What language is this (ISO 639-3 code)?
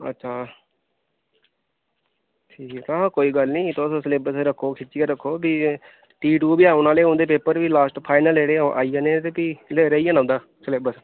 doi